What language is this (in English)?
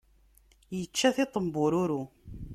Kabyle